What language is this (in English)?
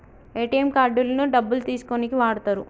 Telugu